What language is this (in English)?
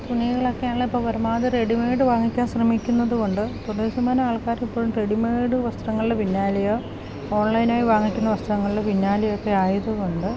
Malayalam